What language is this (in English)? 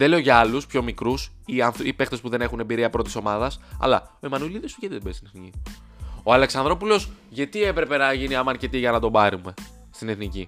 Greek